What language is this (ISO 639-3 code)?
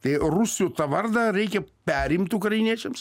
lit